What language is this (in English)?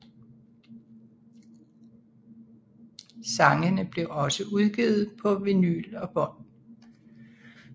Danish